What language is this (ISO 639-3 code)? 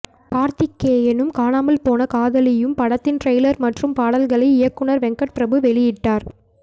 tam